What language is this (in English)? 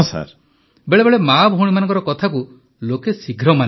Odia